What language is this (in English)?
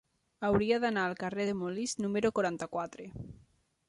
Catalan